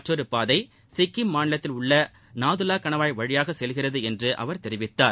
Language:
Tamil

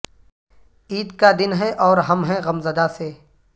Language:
Urdu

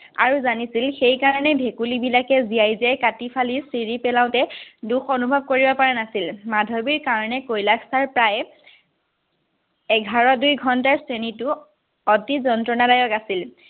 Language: Assamese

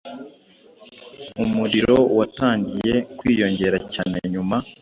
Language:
Kinyarwanda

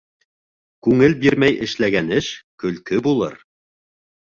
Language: Bashkir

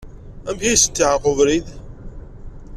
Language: Kabyle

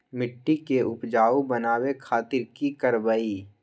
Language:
Magahi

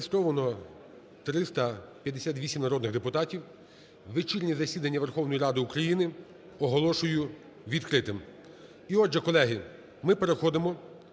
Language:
Ukrainian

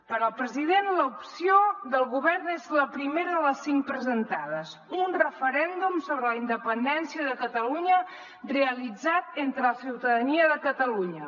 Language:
Catalan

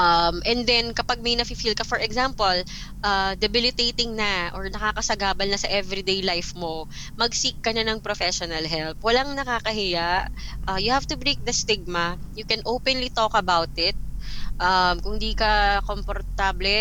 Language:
Filipino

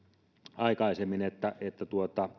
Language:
Finnish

